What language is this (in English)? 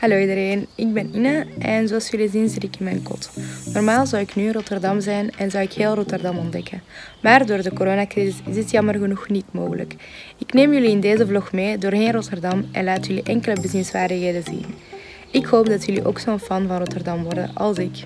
Dutch